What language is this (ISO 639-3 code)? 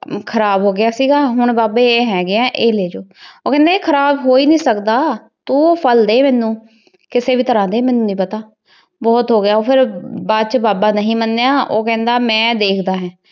pan